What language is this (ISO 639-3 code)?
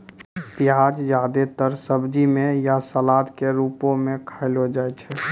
mai